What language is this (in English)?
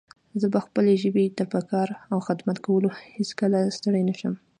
Pashto